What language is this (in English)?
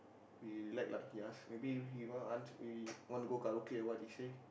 English